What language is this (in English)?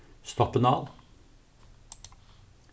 Faroese